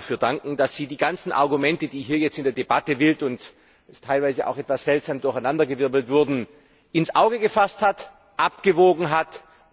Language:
German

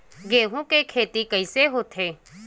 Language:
Chhattisgarhi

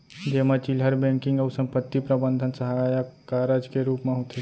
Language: Chhattisgarhi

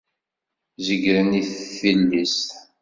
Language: Kabyle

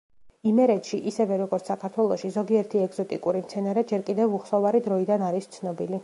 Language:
Georgian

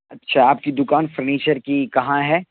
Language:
Urdu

